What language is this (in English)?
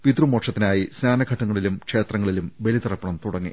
Malayalam